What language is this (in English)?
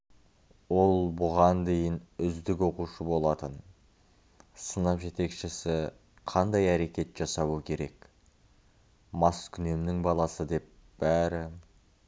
Kazakh